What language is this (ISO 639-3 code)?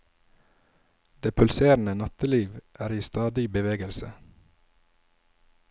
nor